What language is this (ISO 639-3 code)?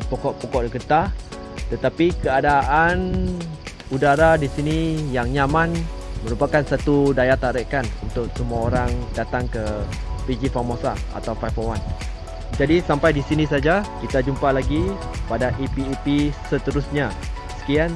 msa